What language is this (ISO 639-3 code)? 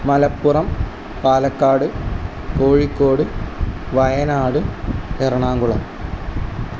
mal